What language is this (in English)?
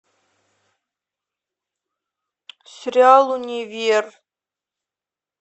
Russian